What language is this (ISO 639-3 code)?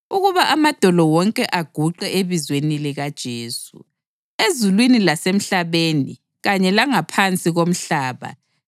nde